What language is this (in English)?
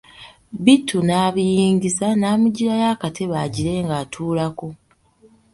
Ganda